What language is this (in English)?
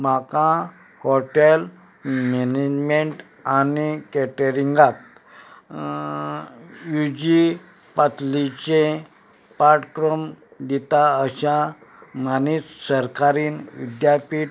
Konkani